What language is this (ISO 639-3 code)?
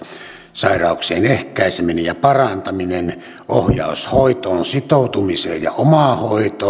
fin